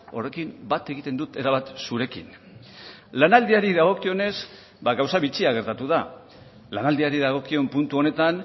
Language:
Basque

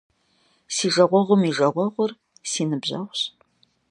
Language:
Kabardian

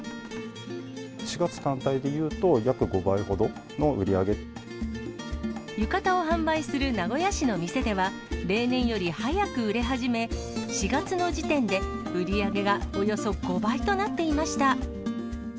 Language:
Japanese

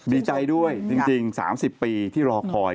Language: Thai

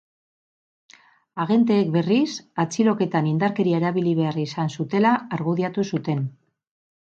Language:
Basque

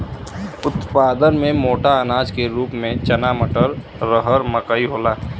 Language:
Bhojpuri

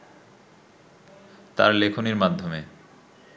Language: Bangla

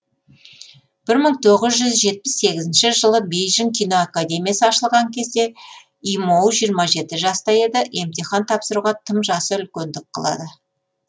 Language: Kazakh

